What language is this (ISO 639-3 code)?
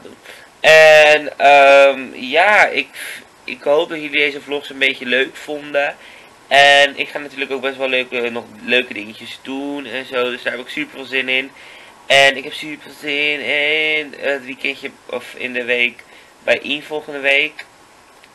nld